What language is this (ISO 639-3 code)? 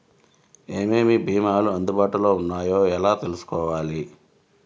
tel